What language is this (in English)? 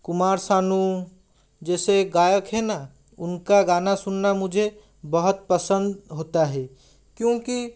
Hindi